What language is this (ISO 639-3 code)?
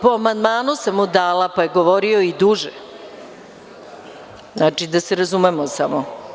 srp